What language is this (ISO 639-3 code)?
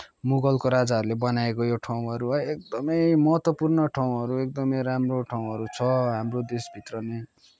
nep